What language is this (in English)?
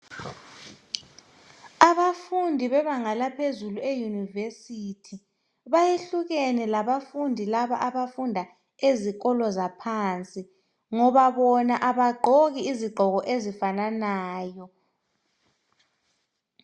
North Ndebele